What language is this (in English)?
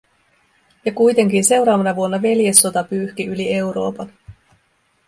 Finnish